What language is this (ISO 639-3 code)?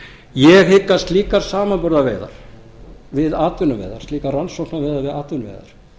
isl